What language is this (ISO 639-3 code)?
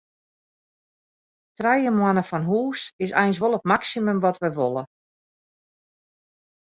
fry